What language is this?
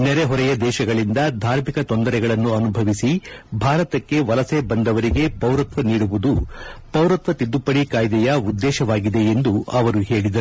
Kannada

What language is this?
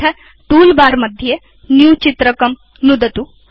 Sanskrit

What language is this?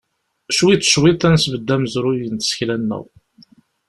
Kabyle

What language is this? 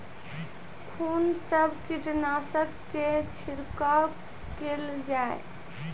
Maithili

